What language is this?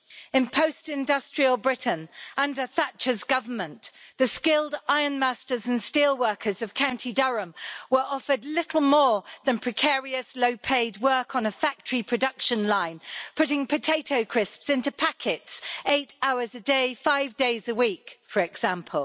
English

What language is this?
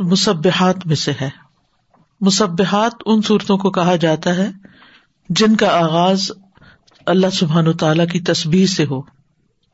Urdu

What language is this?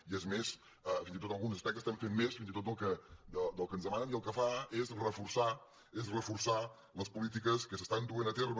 Catalan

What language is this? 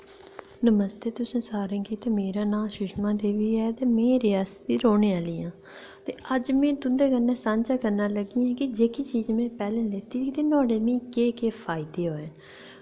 Dogri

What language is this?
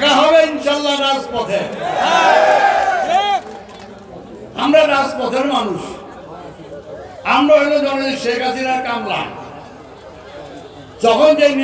Turkish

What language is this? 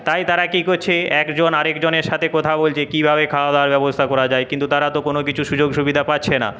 Bangla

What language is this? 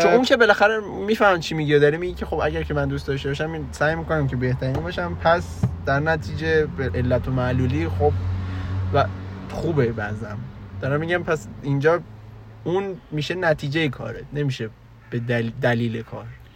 Persian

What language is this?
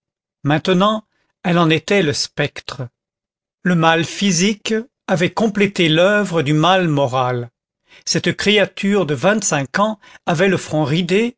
French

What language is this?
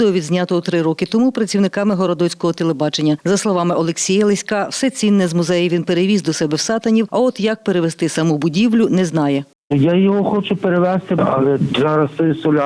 Ukrainian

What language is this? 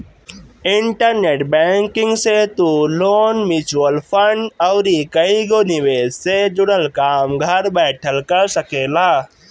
Bhojpuri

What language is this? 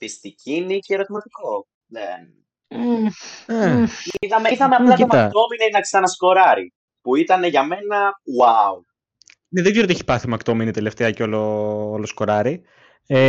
Greek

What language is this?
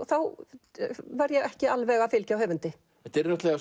Icelandic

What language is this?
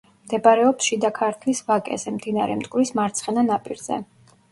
Georgian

